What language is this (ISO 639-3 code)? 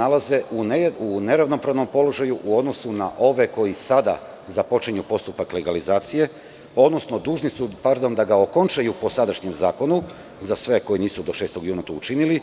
srp